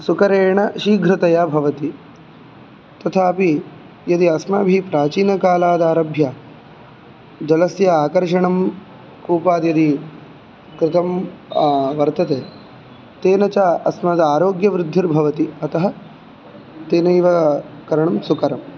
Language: Sanskrit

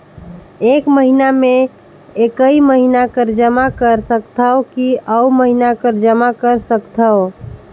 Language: Chhattisgarhi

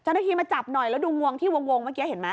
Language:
Thai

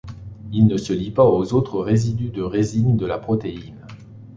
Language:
French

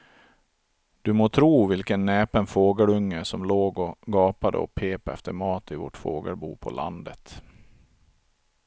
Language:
Swedish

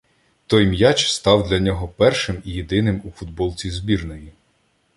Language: Ukrainian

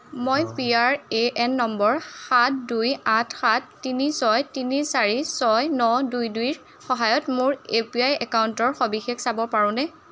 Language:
Assamese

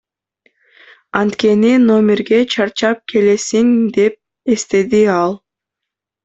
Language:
Kyrgyz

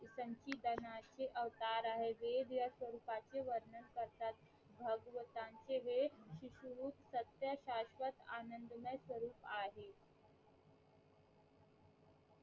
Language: Marathi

